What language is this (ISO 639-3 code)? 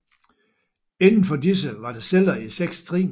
dan